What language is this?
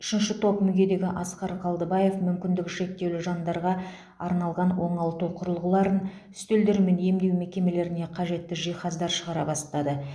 Kazakh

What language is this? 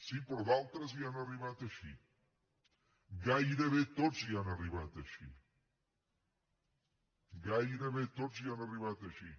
Catalan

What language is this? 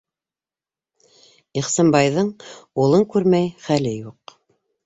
Bashkir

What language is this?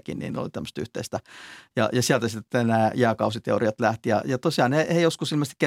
Finnish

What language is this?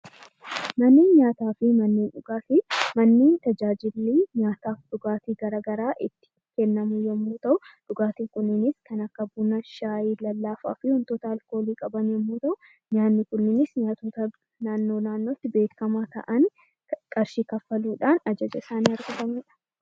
Oromo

